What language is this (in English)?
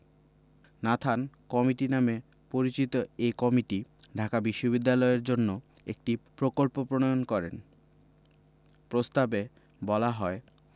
Bangla